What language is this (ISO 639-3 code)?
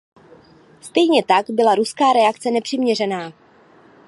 ces